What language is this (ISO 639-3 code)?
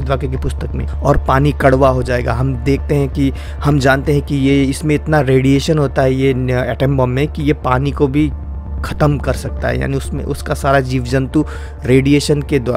hin